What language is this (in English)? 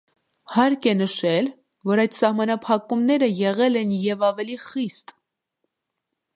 Armenian